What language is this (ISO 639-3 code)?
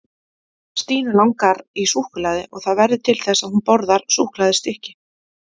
isl